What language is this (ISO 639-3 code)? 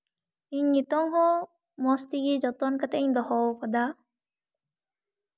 sat